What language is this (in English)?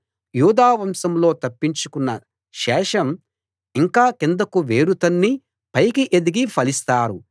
Telugu